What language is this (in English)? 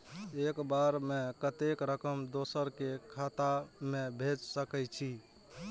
Maithili